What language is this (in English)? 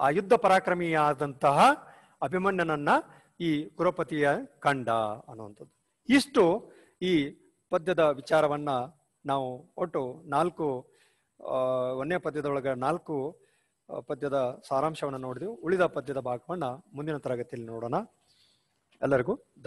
Hindi